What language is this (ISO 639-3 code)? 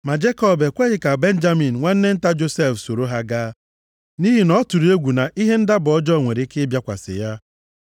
ibo